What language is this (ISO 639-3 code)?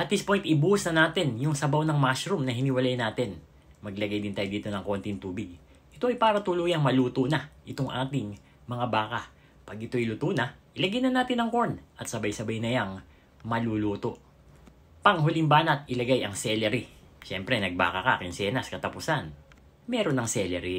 fil